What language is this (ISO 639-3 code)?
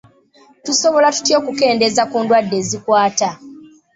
lug